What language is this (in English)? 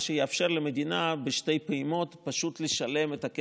Hebrew